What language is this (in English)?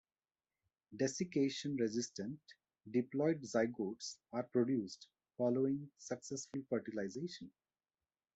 English